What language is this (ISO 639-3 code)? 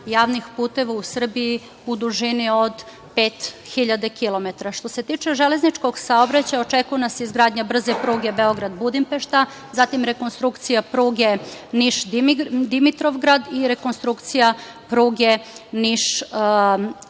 srp